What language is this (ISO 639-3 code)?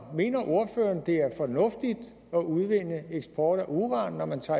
dan